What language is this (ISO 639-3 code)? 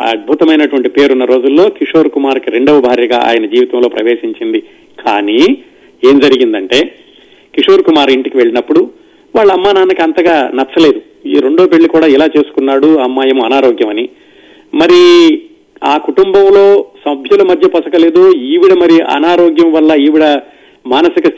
tel